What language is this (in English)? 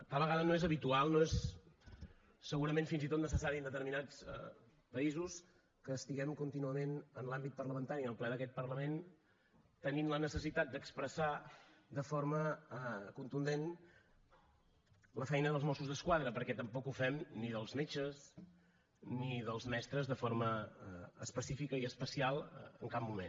Catalan